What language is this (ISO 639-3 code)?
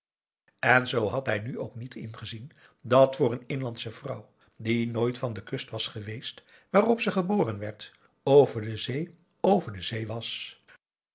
nld